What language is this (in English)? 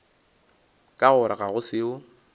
Northern Sotho